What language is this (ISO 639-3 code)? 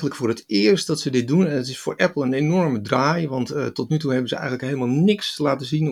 nld